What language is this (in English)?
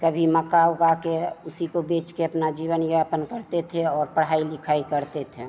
Hindi